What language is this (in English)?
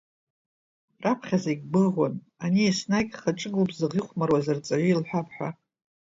Abkhazian